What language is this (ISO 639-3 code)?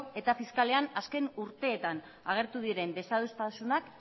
eus